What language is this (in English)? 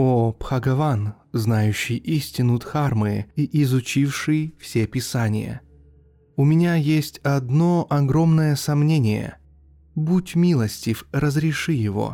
Russian